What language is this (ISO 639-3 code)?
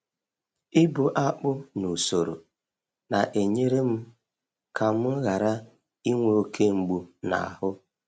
ibo